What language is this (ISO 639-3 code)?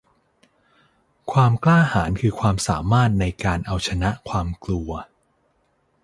tha